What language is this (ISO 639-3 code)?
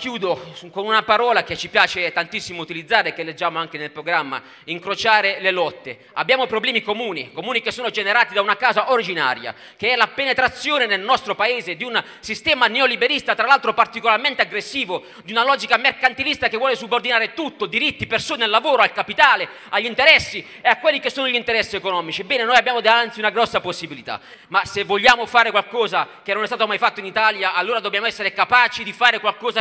ita